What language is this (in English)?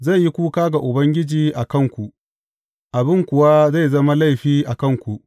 Hausa